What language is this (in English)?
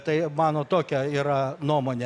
Lithuanian